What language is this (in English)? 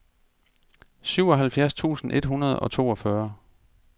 Danish